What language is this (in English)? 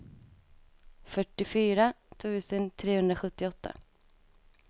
Swedish